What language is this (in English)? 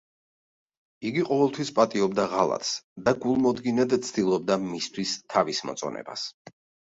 Georgian